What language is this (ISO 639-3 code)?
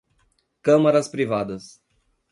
por